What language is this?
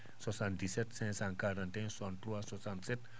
Fula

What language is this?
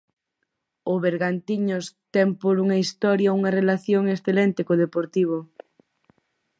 Galician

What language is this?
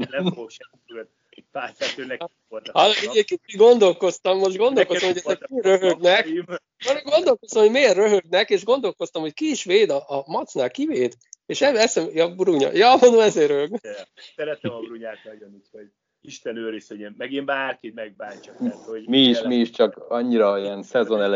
Hungarian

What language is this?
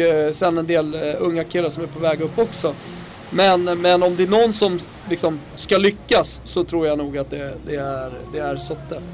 Swedish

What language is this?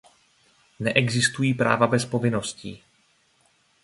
Czech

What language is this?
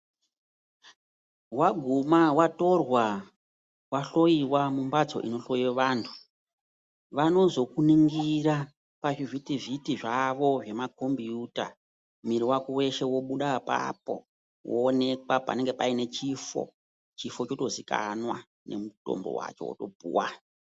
Ndau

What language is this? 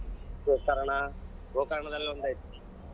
Kannada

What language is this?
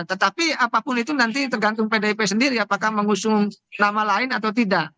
Indonesian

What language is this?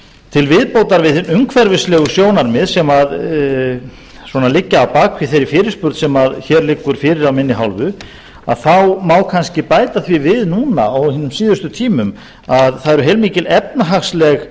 Icelandic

